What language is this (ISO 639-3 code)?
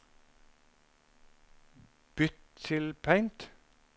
nor